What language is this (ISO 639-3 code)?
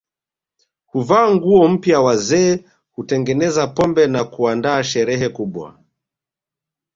swa